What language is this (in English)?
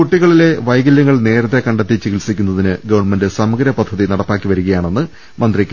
Malayalam